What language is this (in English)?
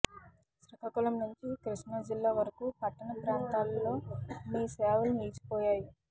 Telugu